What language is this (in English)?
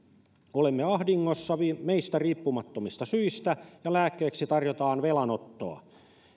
Finnish